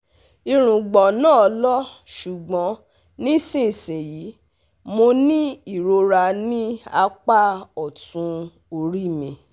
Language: Yoruba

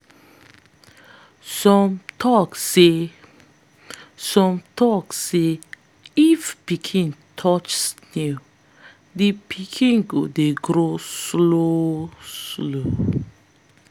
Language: Nigerian Pidgin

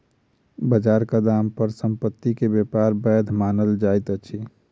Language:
Maithili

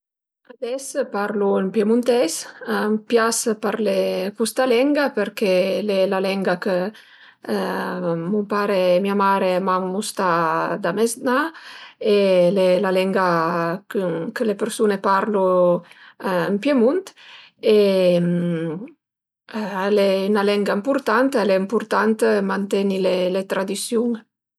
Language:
Piedmontese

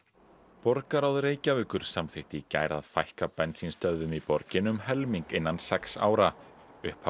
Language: Icelandic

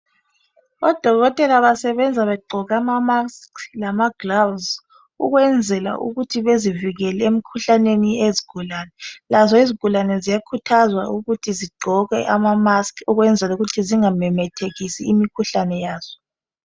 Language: North Ndebele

